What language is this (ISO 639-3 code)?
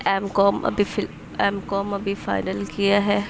urd